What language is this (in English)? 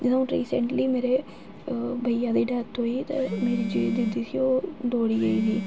Dogri